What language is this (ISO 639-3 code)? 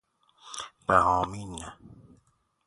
fas